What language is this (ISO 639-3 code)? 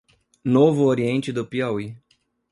por